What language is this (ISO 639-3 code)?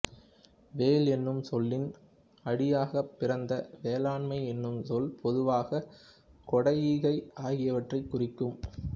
tam